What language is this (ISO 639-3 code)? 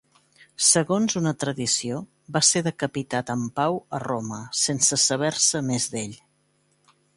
cat